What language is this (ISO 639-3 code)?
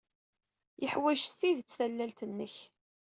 kab